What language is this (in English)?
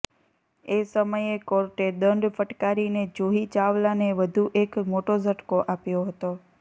Gujarati